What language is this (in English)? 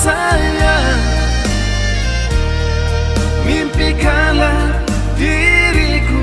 Indonesian